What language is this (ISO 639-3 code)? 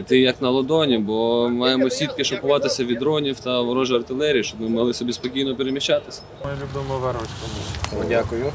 ukr